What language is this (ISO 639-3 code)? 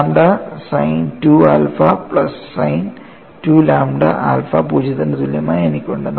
mal